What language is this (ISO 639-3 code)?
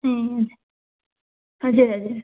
nep